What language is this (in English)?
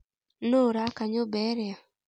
Kikuyu